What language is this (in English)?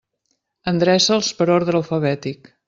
Catalan